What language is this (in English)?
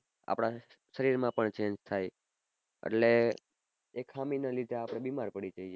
Gujarati